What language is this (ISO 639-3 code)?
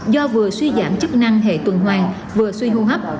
vie